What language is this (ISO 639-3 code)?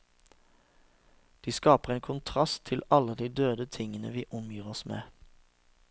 nor